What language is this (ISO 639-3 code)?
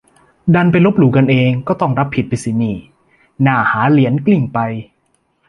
tha